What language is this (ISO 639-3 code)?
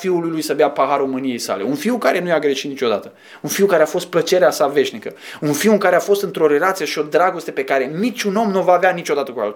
ron